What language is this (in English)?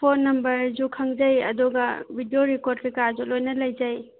Manipuri